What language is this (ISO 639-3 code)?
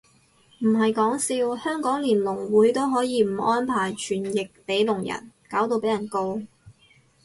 yue